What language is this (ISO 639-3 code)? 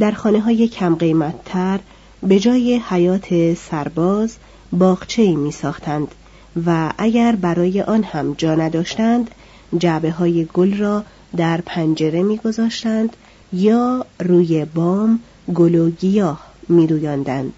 fas